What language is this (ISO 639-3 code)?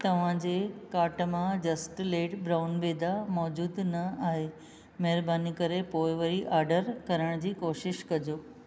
snd